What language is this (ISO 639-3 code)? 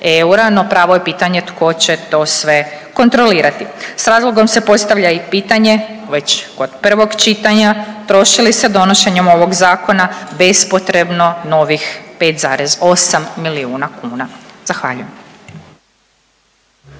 hrv